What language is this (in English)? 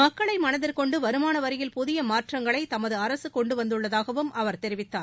Tamil